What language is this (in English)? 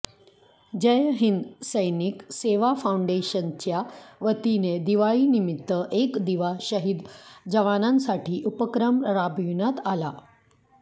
Marathi